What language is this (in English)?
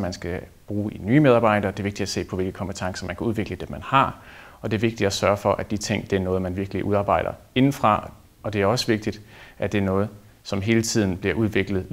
Danish